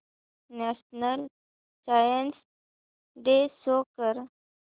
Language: Marathi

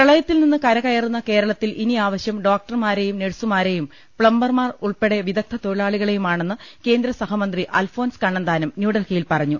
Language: Malayalam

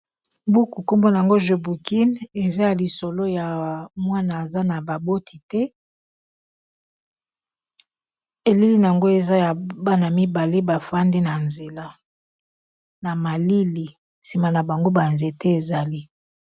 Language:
Lingala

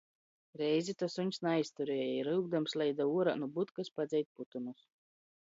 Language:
Latgalian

